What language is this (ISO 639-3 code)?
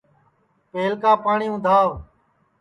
ssi